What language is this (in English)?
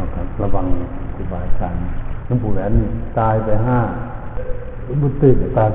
Thai